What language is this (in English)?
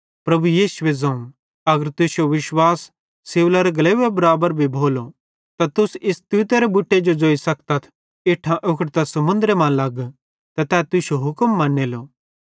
Bhadrawahi